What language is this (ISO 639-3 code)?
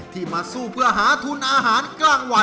tha